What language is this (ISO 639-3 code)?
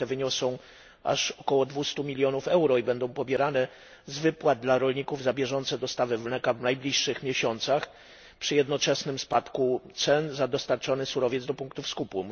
pol